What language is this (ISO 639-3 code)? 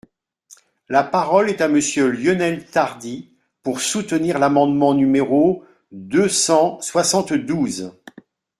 fra